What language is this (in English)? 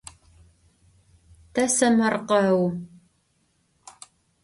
Adyghe